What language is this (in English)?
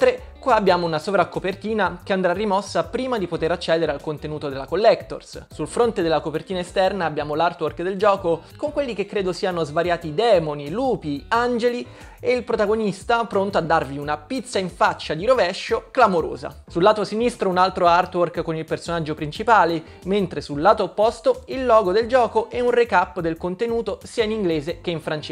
Italian